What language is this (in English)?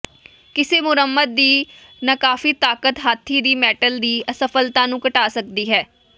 Punjabi